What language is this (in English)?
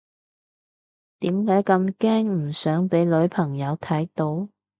Cantonese